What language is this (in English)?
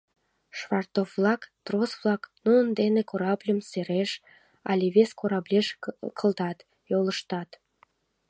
Mari